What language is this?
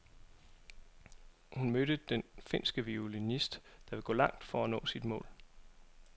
Danish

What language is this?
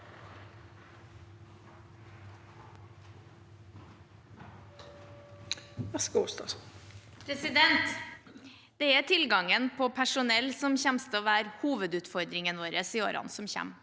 Norwegian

